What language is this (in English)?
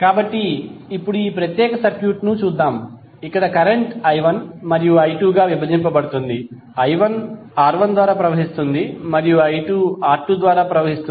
Telugu